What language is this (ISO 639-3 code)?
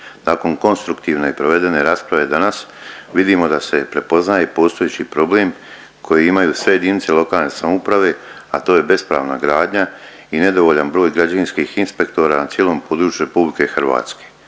hrv